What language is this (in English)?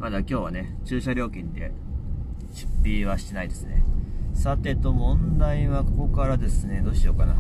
Japanese